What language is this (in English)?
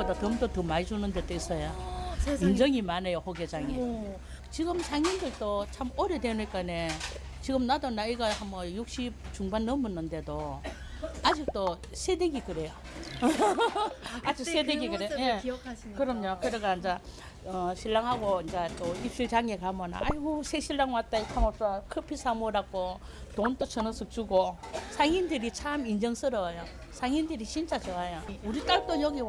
Korean